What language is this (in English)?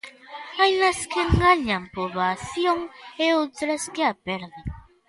Galician